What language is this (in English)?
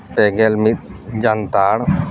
Santali